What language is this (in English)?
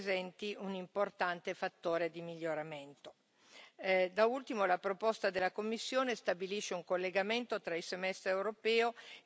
Italian